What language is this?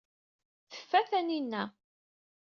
Kabyle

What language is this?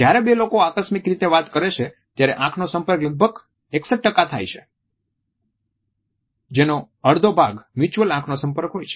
Gujarati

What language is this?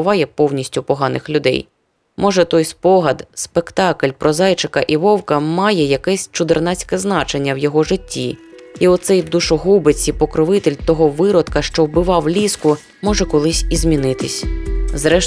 Ukrainian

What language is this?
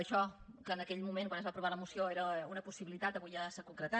Catalan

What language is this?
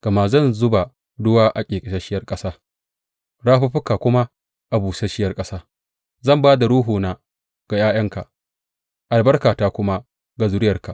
Hausa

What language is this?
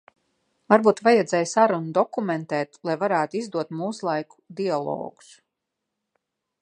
Latvian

